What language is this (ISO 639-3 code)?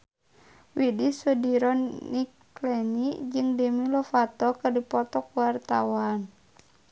sun